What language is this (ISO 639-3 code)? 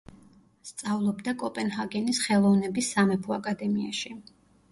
kat